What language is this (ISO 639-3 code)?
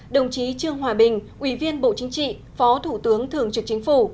vie